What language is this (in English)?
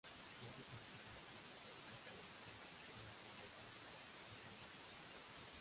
Spanish